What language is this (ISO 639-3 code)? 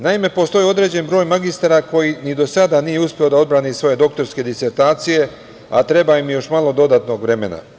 srp